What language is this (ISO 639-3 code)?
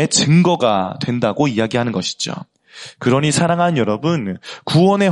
kor